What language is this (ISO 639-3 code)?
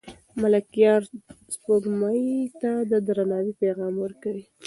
pus